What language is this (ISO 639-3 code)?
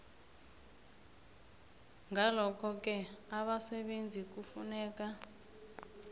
nbl